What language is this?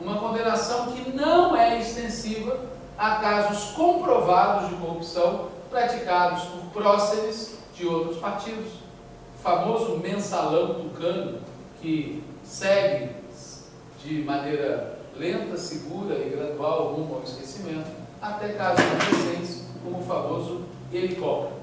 Portuguese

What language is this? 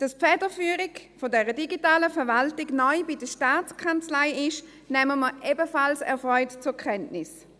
Swiss German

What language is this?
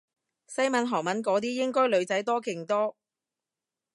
Cantonese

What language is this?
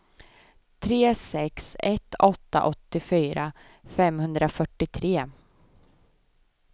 Swedish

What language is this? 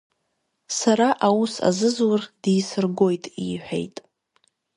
Abkhazian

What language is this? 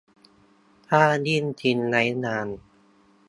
Thai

